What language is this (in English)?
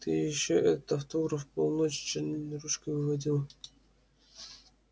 Russian